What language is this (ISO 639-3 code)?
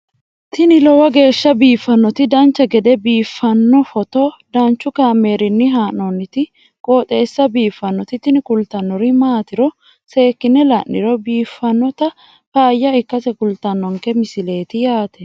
sid